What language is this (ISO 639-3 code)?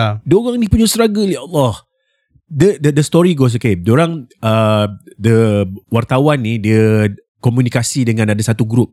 msa